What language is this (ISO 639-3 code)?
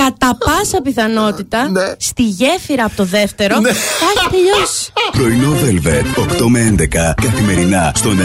ell